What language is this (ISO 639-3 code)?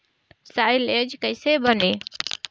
bho